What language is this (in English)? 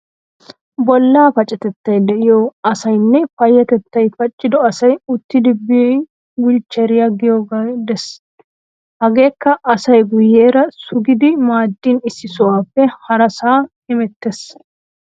Wolaytta